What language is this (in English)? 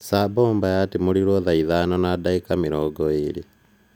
Kikuyu